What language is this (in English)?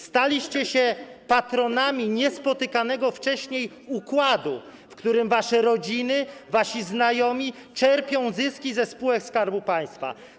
Polish